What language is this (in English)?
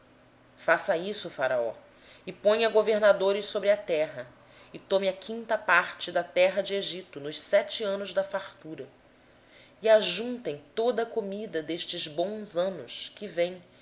Portuguese